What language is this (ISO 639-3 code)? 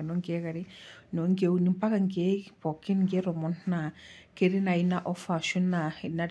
mas